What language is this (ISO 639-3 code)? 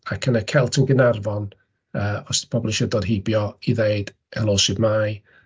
cym